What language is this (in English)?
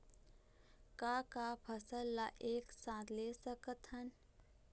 Chhattisgarhi